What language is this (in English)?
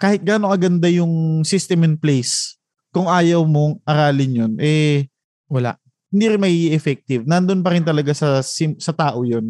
Filipino